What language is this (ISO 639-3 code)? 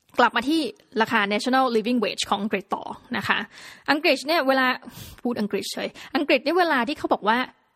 tha